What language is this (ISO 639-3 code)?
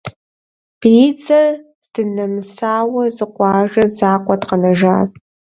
kbd